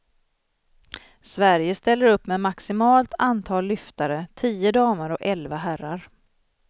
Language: Swedish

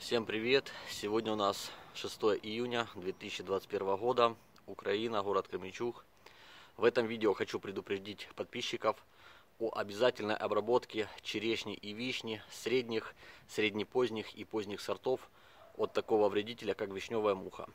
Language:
Russian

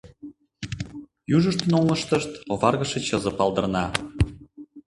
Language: Mari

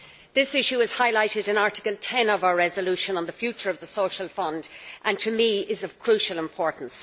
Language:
English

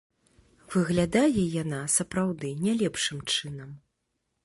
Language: Belarusian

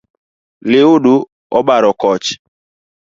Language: Luo (Kenya and Tanzania)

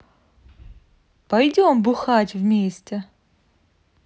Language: Russian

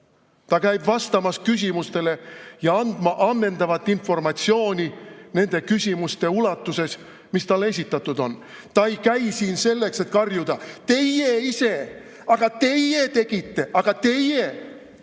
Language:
Estonian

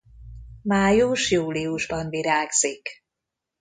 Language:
Hungarian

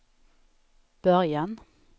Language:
Swedish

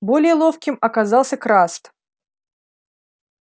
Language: Russian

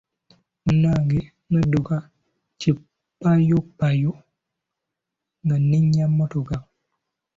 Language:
Ganda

